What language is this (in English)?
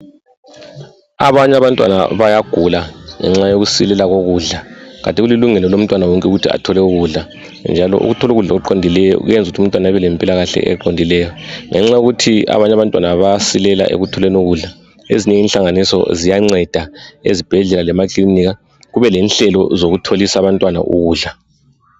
North Ndebele